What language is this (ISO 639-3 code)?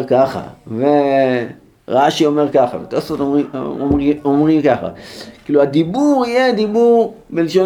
heb